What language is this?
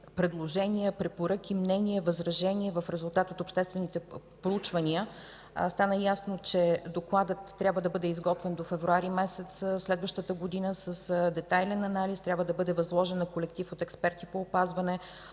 Bulgarian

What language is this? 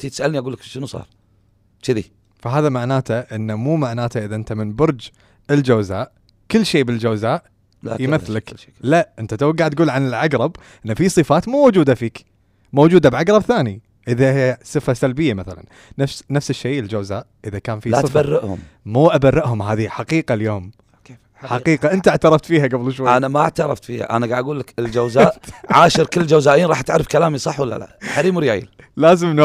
Arabic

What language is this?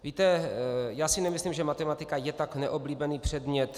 Czech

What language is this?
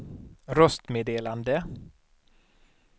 Swedish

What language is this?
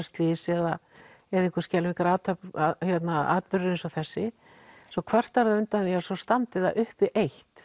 Icelandic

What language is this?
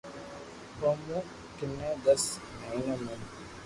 Loarki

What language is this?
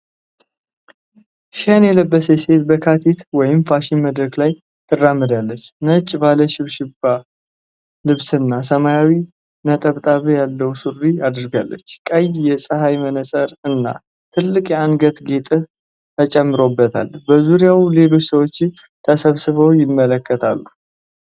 Amharic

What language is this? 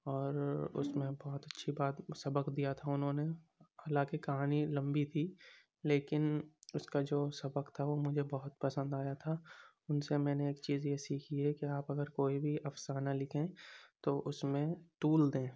Urdu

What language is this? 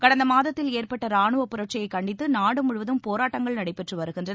Tamil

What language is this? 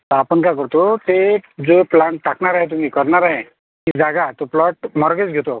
Marathi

